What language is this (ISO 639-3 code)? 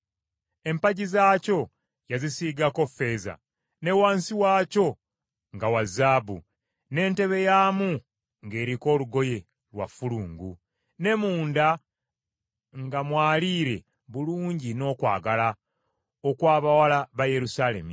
lug